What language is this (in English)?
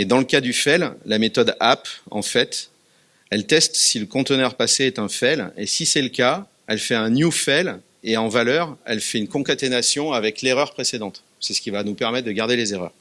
French